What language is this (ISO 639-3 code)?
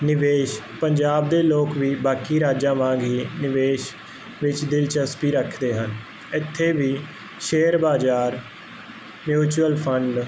pan